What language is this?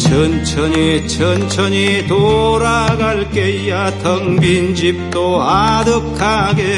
Korean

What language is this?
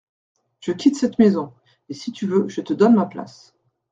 French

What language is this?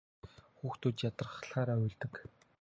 Mongolian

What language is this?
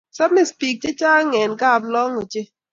Kalenjin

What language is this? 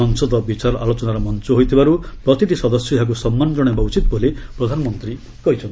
Odia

